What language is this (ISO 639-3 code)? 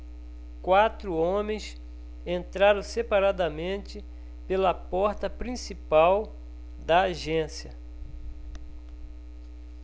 por